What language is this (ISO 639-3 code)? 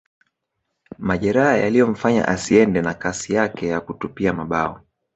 swa